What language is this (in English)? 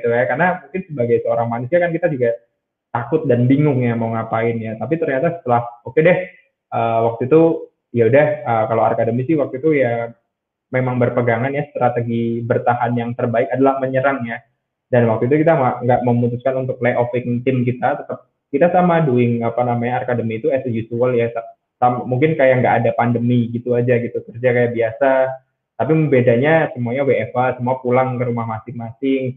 Indonesian